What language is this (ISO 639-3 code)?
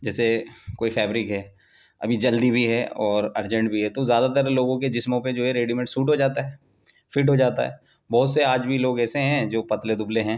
urd